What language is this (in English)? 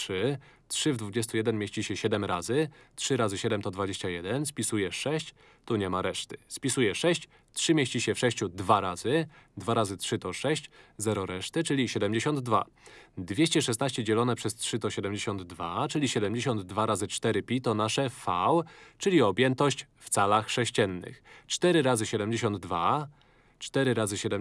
Polish